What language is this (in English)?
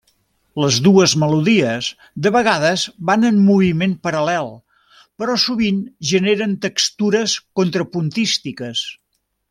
Catalan